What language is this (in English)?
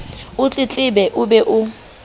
Southern Sotho